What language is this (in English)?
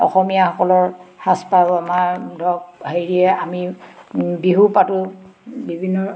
Assamese